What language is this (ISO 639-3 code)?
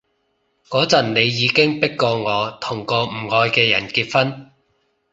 yue